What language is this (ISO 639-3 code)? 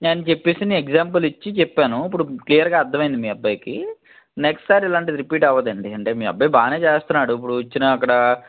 tel